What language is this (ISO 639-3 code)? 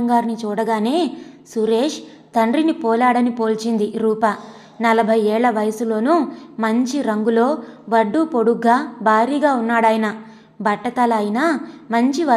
tel